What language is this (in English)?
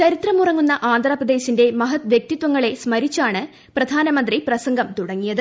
Malayalam